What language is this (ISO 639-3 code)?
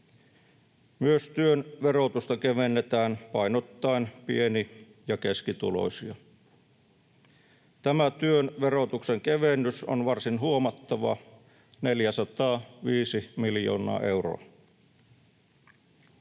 fin